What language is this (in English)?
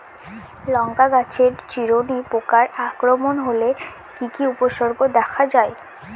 Bangla